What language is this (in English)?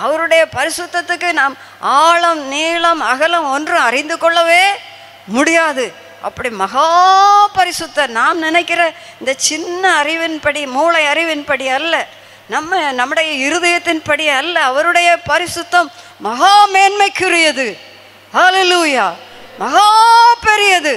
Romanian